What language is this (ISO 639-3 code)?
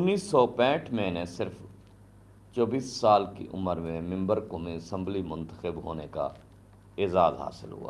urd